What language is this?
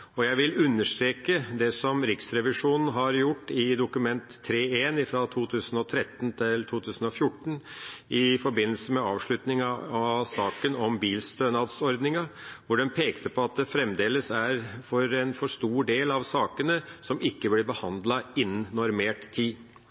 Norwegian Bokmål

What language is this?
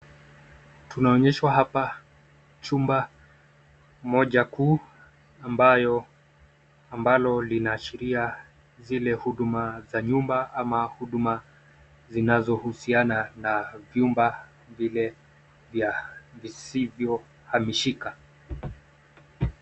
Swahili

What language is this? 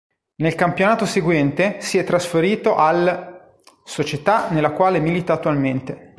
Italian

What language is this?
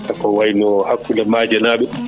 Fula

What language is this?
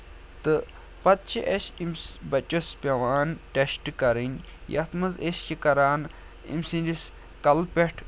Kashmiri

